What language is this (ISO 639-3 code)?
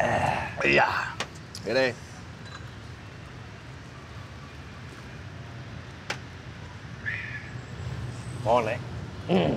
vie